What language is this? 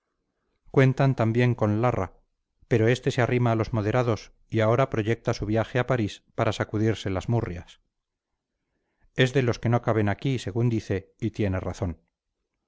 Spanish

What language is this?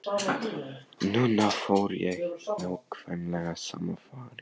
Icelandic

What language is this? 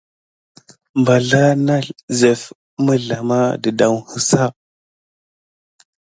Gidar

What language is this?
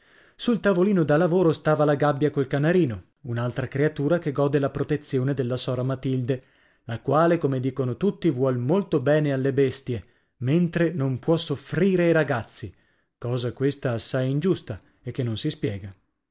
Italian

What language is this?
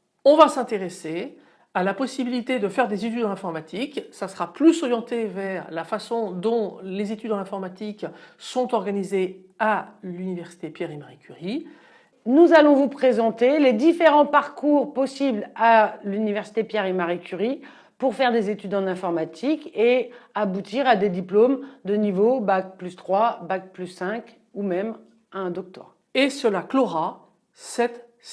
French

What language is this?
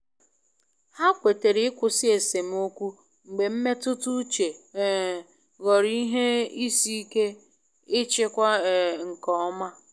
Igbo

